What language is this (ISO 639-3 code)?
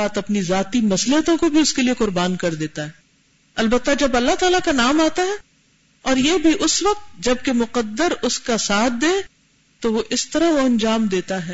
urd